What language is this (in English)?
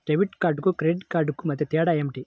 Telugu